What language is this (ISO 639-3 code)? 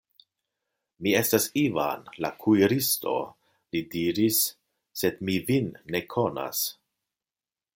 epo